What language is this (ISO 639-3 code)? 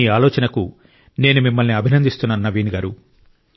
tel